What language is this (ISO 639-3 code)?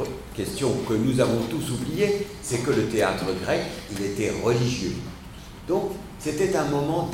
fra